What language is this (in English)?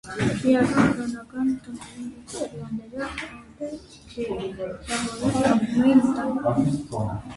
Armenian